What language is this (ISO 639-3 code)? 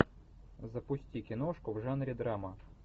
rus